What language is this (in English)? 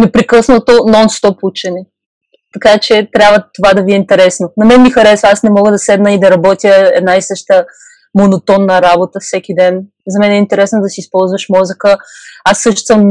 Bulgarian